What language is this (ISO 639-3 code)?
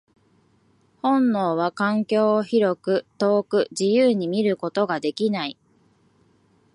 jpn